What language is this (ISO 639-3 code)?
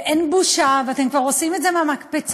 heb